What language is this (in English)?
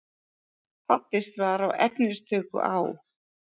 Icelandic